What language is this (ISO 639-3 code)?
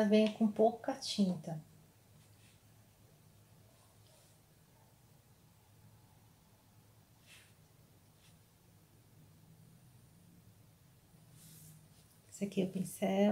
por